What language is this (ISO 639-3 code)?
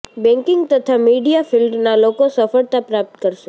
guj